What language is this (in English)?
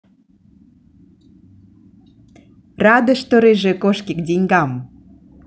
Russian